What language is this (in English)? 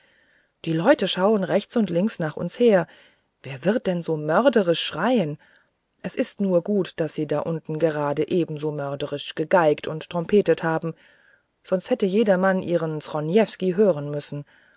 German